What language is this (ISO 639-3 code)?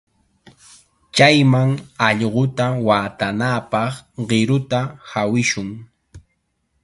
qxa